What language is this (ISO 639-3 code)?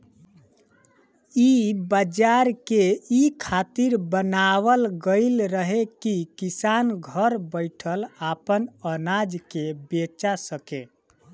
bho